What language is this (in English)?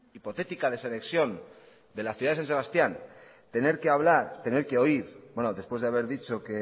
Spanish